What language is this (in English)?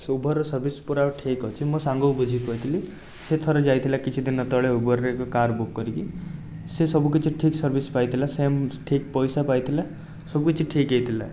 Odia